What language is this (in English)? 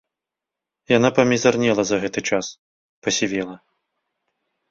Belarusian